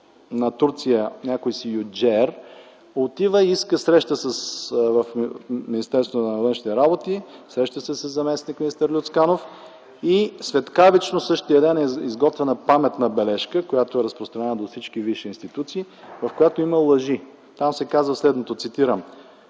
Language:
Bulgarian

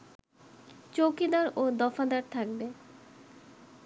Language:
Bangla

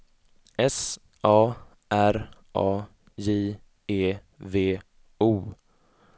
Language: Swedish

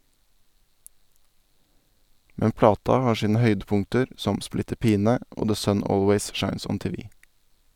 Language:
Norwegian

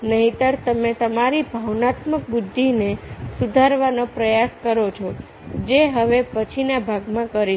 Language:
Gujarati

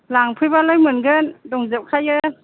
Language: Bodo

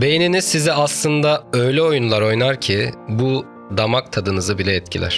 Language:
Turkish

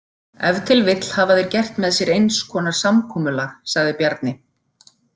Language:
Icelandic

